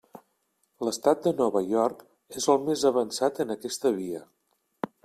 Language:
Catalan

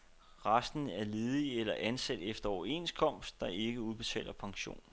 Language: Danish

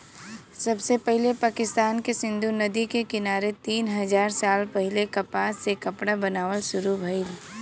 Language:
Bhojpuri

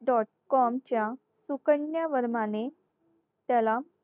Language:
Marathi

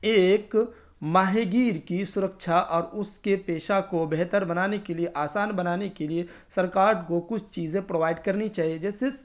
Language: Urdu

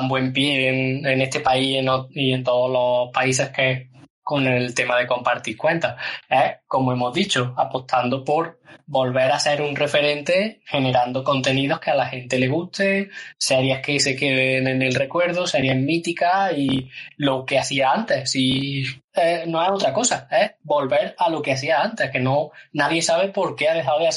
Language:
Spanish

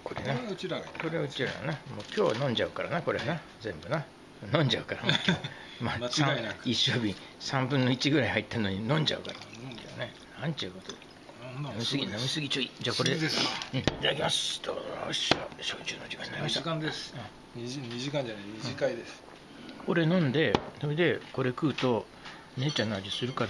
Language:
Japanese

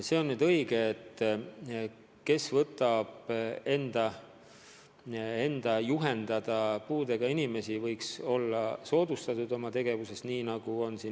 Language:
Estonian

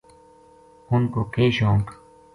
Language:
Gujari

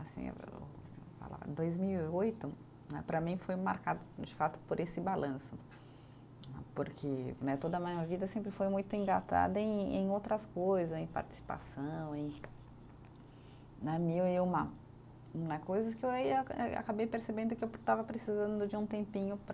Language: Portuguese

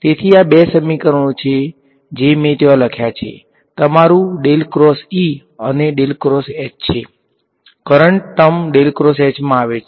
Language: Gujarati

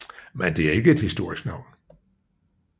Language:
Danish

